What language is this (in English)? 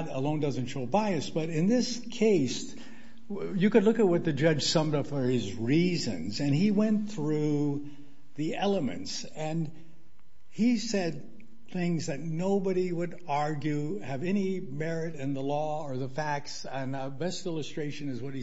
English